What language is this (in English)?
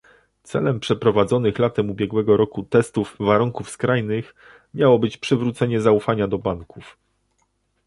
Polish